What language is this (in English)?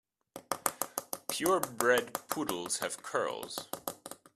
English